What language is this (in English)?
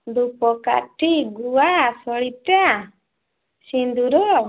Odia